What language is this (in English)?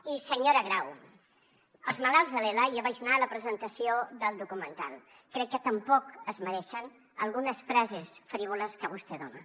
Catalan